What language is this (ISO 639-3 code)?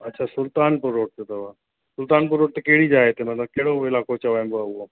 snd